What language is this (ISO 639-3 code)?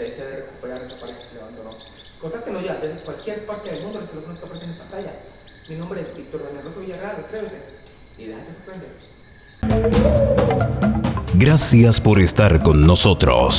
spa